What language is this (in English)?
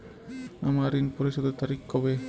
Bangla